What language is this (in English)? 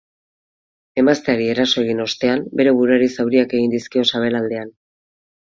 Basque